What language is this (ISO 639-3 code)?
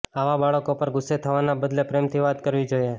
guj